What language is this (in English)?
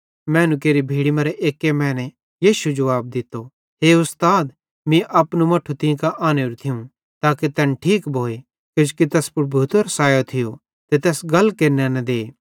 Bhadrawahi